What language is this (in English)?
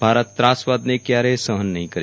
Gujarati